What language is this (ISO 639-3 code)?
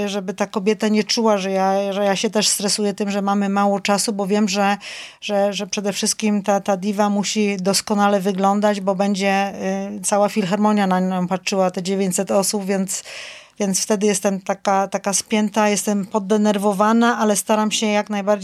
pol